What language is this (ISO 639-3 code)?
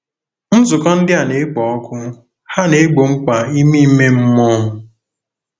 ibo